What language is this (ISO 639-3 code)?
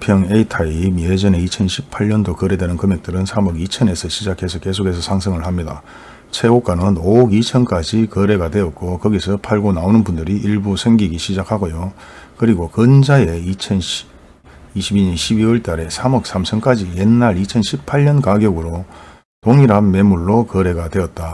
kor